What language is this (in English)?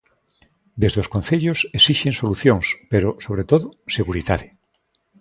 Galician